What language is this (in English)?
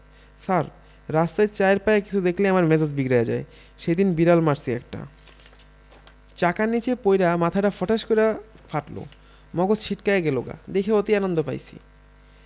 Bangla